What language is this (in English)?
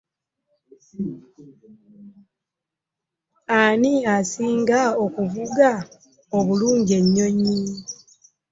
Ganda